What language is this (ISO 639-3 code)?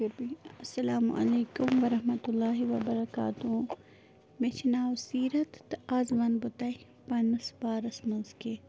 kas